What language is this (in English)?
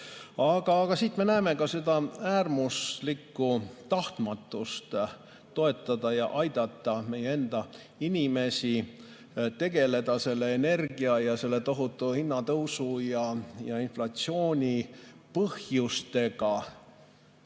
Estonian